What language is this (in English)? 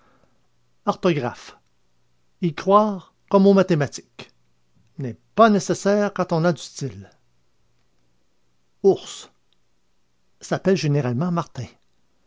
French